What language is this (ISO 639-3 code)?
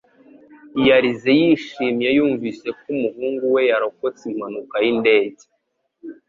kin